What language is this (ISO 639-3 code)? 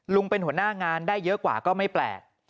tha